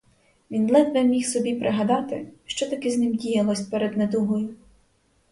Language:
Ukrainian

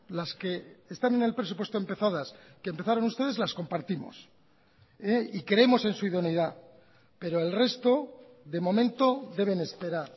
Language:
Spanish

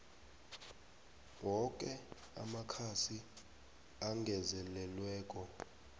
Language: South Ndebele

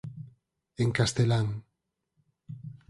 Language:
Galician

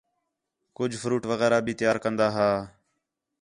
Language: Khetrani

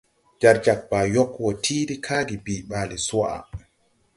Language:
Tupuri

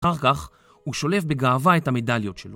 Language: Hebrew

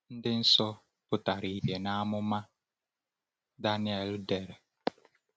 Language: Igbo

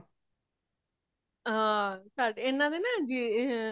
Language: Punjabi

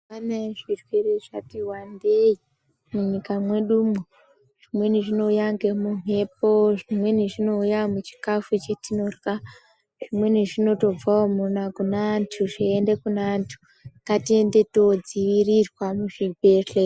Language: Ndau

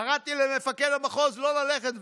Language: Hebrew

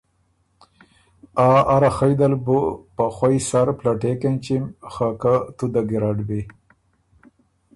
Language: Ormuri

